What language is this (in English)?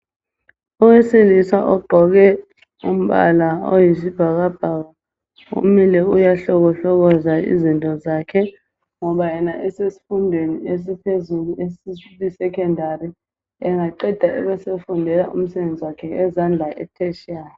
North Ndebele